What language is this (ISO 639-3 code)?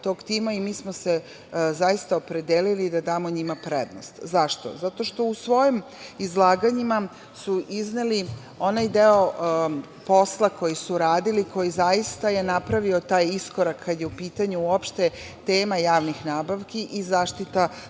srp